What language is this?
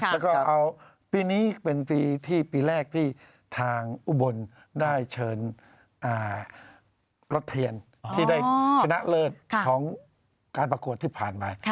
Thai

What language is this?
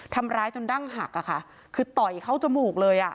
Thai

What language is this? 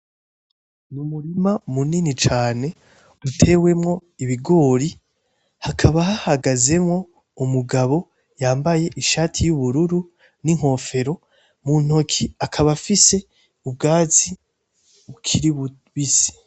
Rundi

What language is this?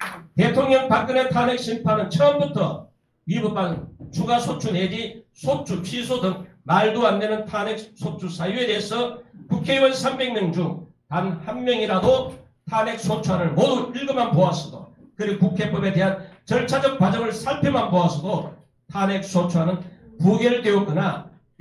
Korean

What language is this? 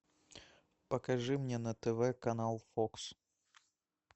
Russian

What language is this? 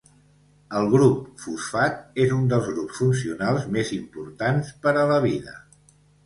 Catalan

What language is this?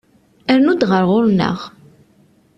Kabyle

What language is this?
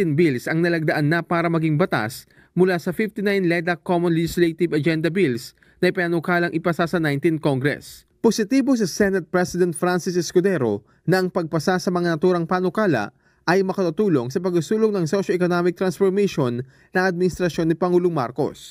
Filipino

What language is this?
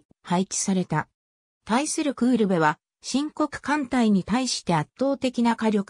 Japanese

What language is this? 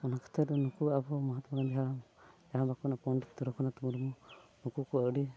Santali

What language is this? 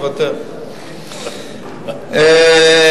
Hebrew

